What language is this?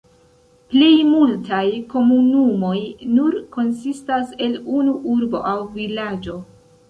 Esperanto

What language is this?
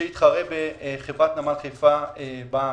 Hebrew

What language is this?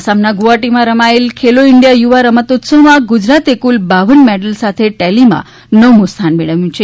Gujarati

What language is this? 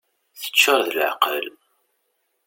Kabyle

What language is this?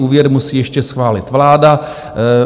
Czech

